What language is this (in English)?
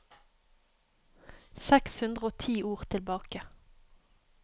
Norwegian